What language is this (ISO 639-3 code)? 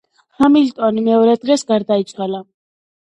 kat